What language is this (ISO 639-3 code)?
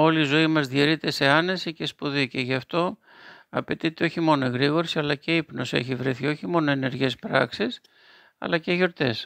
ell